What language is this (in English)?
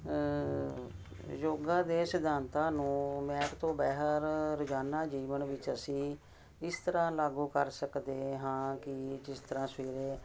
Punjabi